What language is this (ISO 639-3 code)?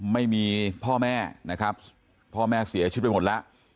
tha